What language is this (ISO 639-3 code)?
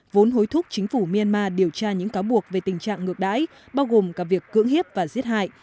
vie